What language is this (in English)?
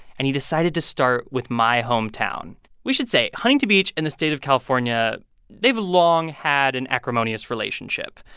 English